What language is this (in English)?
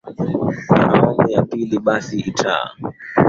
Swahili